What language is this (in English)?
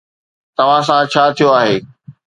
Sindhi